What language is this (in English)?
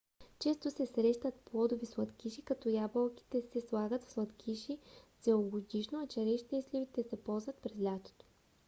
Bulgarian